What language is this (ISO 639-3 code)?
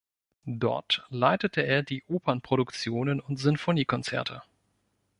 deu